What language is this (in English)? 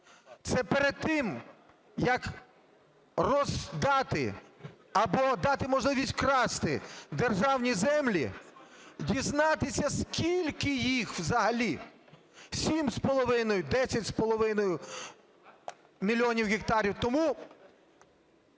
Ukrainian